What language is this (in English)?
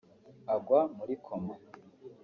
Kinyarwanda